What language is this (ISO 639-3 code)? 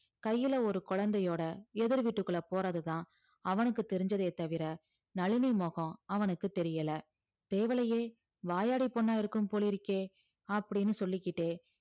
tam